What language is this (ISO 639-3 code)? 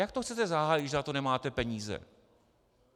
ces